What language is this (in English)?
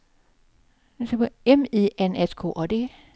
Swedish